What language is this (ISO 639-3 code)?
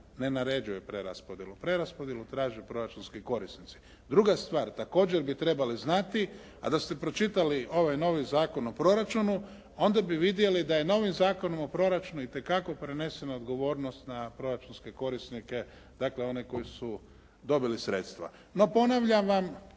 hrv